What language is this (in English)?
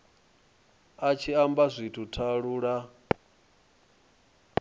Venda